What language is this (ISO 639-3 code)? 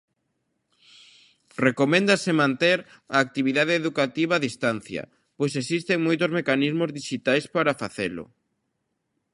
glg